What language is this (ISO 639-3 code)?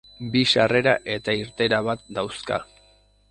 eus